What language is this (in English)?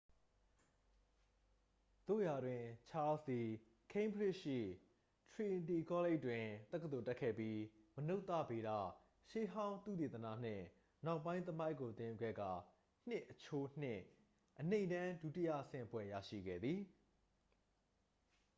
Burmese